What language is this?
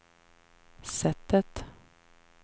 Swedish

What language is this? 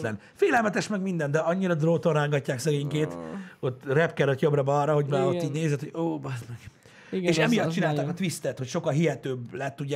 Hungarian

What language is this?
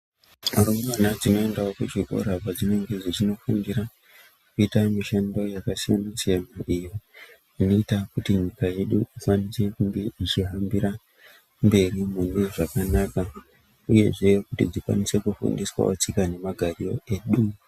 Ndau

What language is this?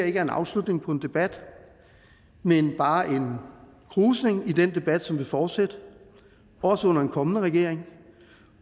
Danish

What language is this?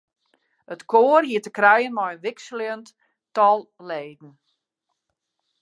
Western Frisian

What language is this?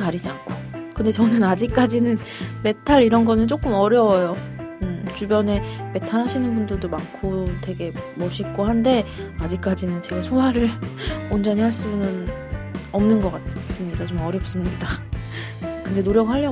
Korean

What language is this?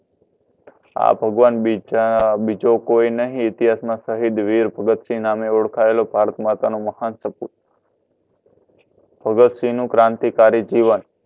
Gujarati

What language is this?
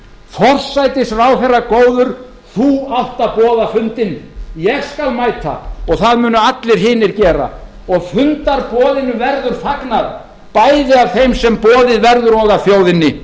Icelandic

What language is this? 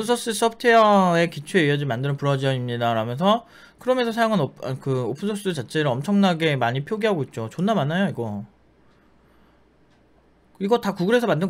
Korean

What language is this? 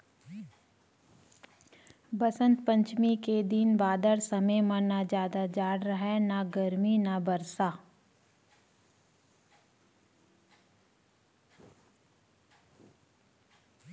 Chhattisgarhi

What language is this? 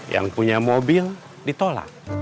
Indonesian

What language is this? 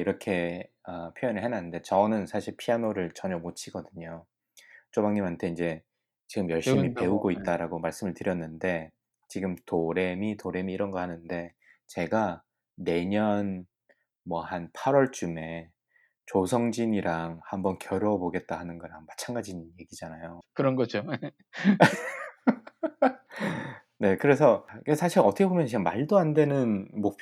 Korean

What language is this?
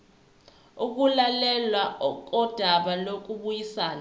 Zulu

